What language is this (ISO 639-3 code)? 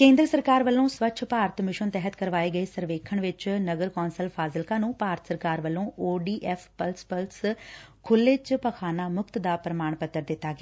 pan